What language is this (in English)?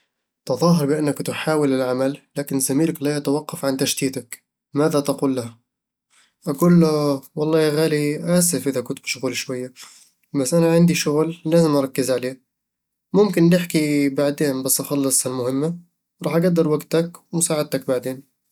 Eastern Egyptian Bedawi Arabic